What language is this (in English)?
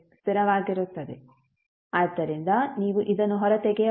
Kannada